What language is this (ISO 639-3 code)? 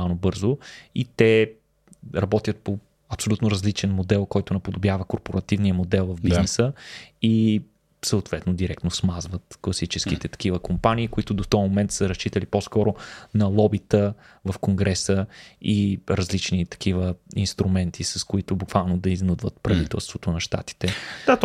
bul